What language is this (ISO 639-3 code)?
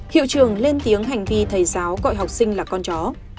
vie